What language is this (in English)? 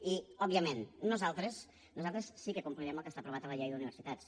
Catalan